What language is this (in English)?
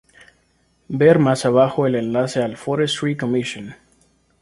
Spanish